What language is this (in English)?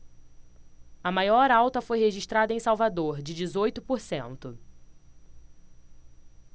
Portuguese